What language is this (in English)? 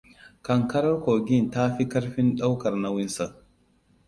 Hausa